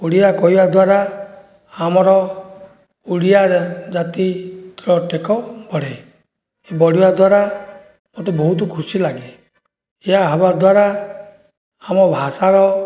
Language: Odia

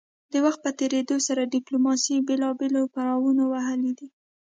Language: Pashto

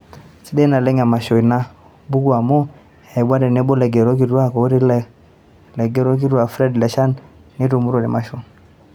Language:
Masai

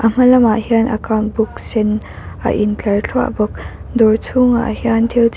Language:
Mizo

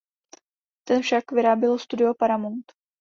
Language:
Czech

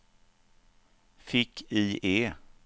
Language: Swedish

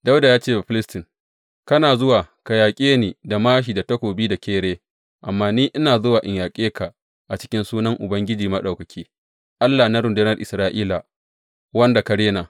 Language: Hausa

